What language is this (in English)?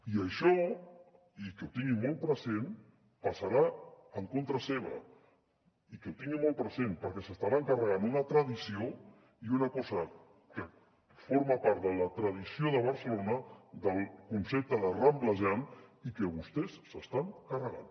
Catalan